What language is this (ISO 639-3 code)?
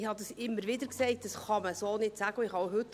gsw